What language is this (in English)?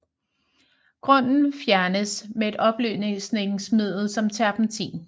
Danish